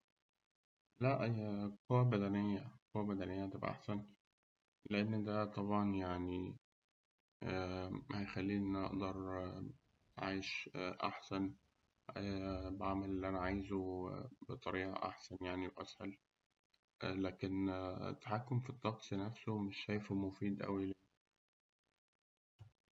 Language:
Egyptian Arabic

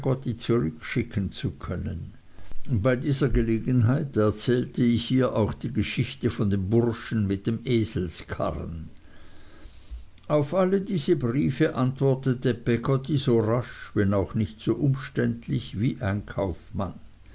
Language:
German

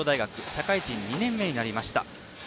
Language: Japanese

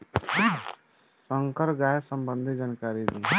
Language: Bhojpuri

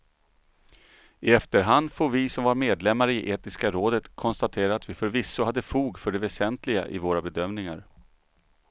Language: Swedish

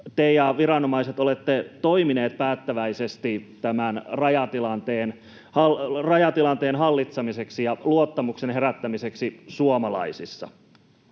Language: Finnish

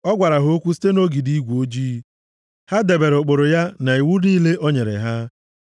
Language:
Igbo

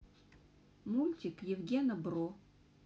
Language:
Russian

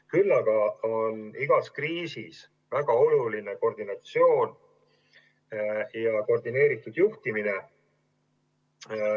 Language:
Estonian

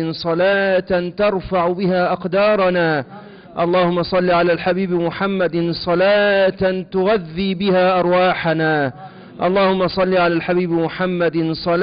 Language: Arabic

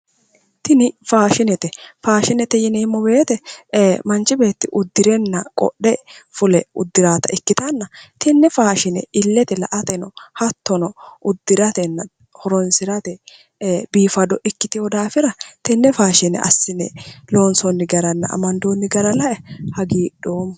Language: Sidamo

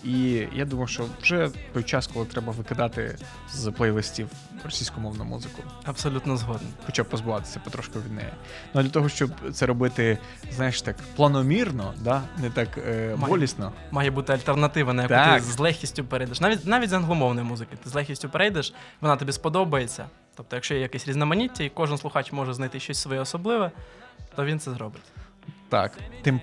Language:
Ukrainian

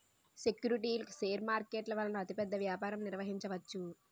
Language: Telugu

